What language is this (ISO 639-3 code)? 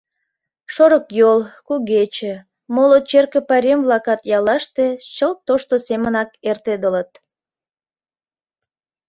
chm